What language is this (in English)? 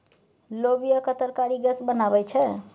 Maithili